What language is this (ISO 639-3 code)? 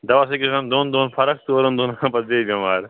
kas